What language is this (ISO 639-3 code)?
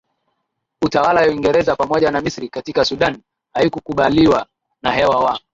swa